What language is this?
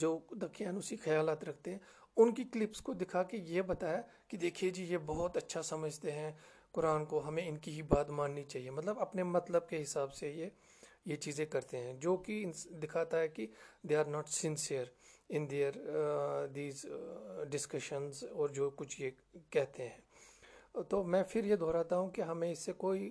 Urdu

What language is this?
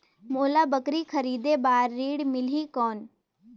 Chhattisgarhi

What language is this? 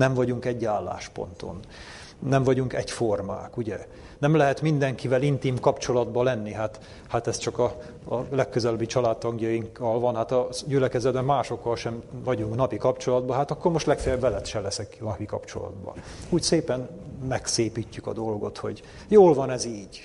Hungarian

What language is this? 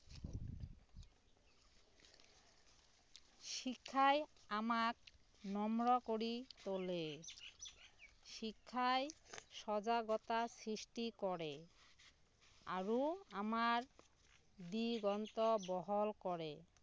Assamese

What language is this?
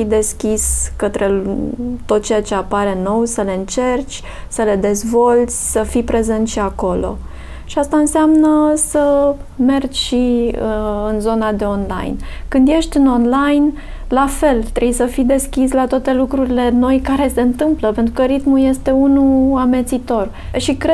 Romanian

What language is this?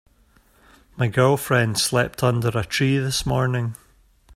English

